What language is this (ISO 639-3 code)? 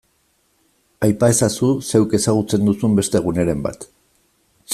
eus